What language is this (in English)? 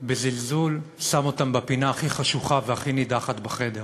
Hebrew